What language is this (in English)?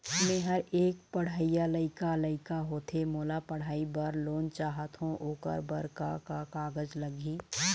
Chhattisgarhi